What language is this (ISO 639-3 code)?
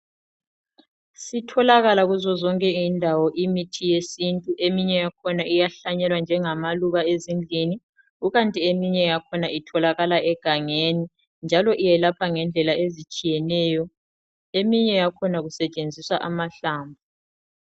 nde